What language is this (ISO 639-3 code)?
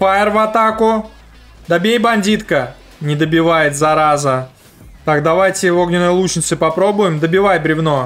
rus